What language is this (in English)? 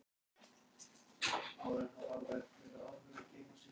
Icelandic